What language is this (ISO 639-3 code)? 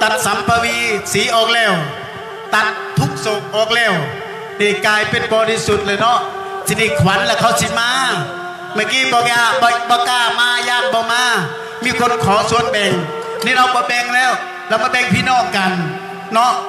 tha